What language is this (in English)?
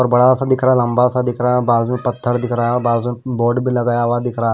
Hindi